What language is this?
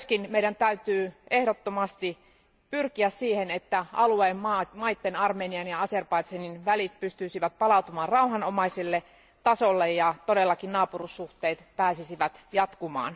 Finnish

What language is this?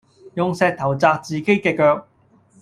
Cantonese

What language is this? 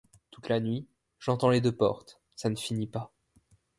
French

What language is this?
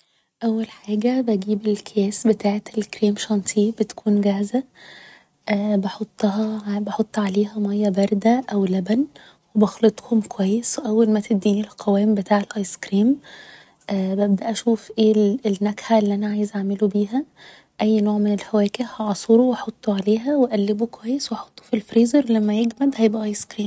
Egyptian Arabic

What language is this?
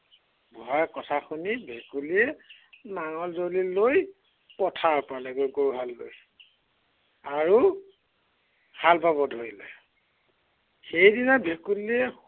Assamese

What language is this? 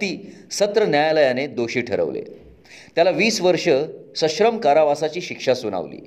Marathi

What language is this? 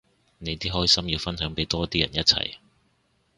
Cantonese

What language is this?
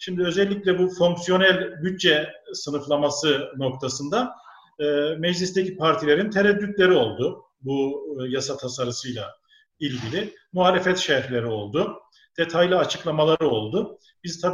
Turkish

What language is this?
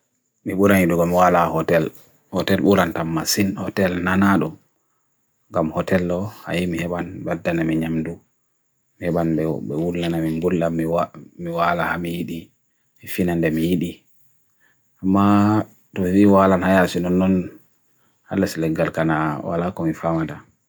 Bagirmi Fulfulde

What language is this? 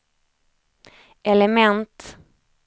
Swedish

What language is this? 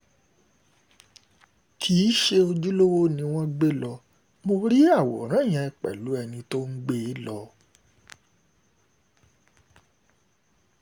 Yoruba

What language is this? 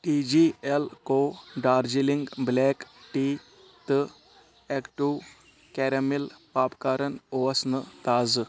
Kashmiri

